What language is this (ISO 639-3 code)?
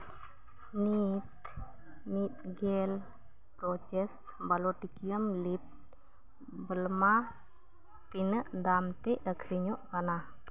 sat